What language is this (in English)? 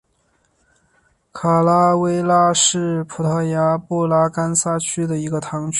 Chinese